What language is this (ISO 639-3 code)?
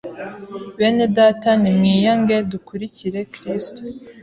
kin